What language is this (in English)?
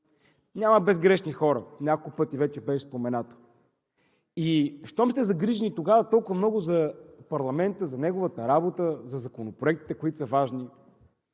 Bulgarian